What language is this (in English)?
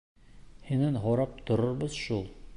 Bashkir